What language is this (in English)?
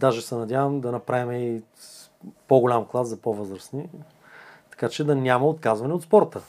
Bulgarian